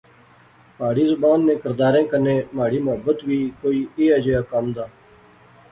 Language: Pahari-Potwari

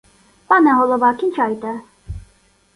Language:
Ukrainian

